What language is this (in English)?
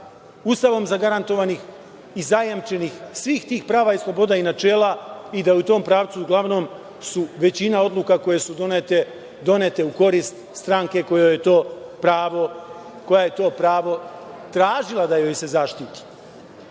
Serbian